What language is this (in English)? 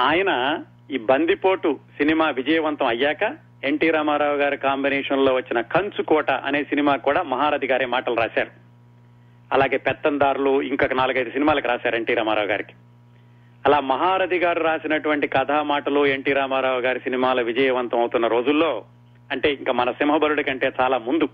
Telugu